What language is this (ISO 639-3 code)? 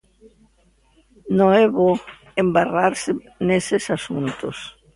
glg